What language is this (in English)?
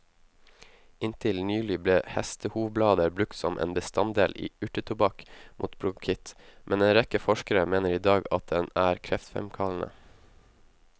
Norwegian